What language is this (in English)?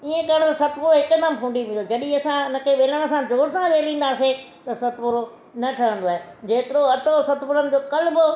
Sindhi